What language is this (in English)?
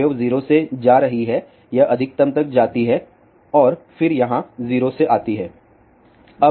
Hindi